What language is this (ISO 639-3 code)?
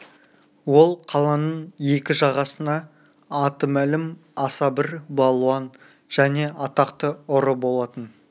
kaz